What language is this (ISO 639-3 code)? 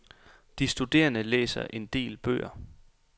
dan